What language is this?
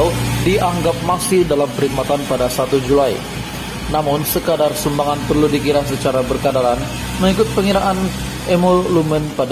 Indonesian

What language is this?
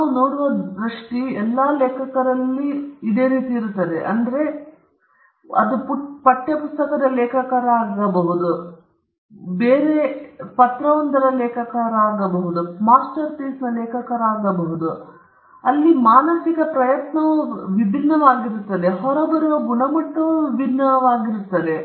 Kannada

